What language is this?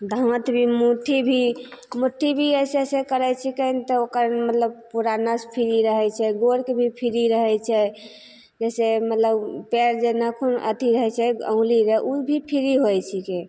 Maithili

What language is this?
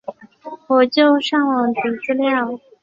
Chinese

